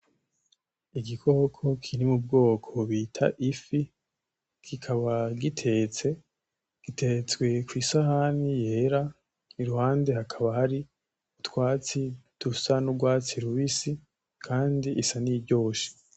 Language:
Rundi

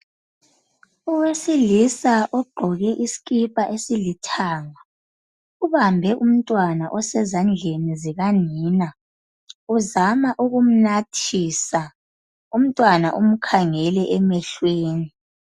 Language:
North Ndebele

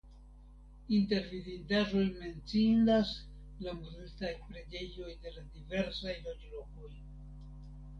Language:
Esperanto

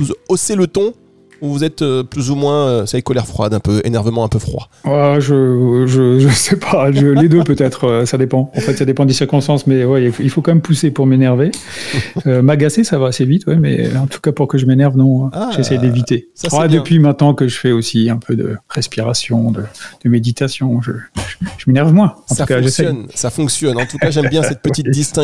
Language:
French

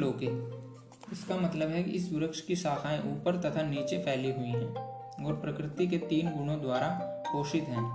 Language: Hindi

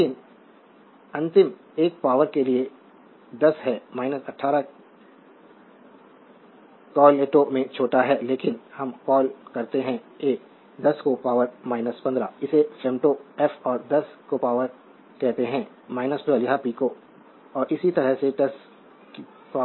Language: Hindi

